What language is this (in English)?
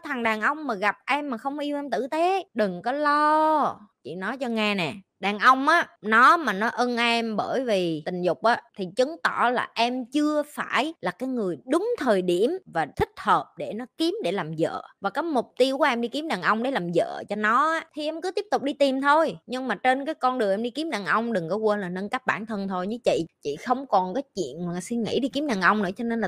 Vietnamese